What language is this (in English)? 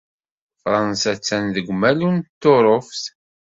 Kabyle